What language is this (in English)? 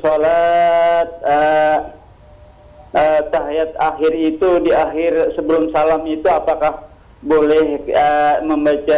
Indonesian